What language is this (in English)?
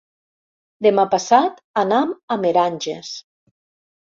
Catalan